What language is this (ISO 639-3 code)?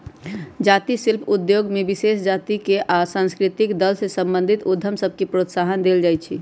mag